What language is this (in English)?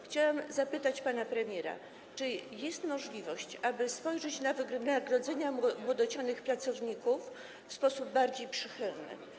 Polish